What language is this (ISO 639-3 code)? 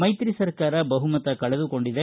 kan